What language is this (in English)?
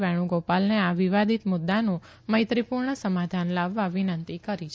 Gujarati